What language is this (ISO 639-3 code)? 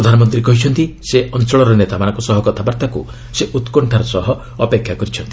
ori